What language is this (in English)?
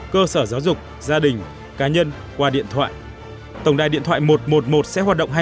Vietnamese